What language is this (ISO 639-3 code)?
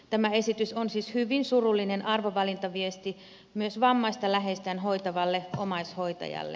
fin